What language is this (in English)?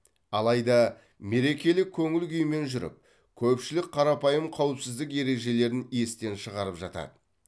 Kazakh